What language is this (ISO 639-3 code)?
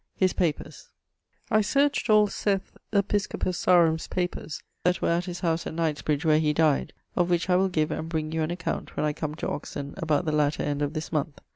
eng